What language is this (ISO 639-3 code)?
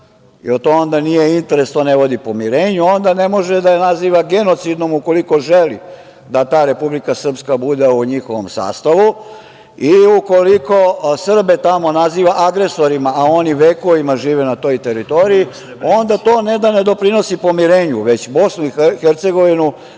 srp